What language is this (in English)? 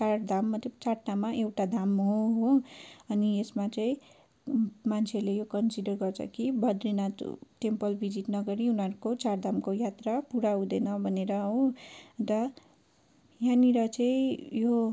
Nepali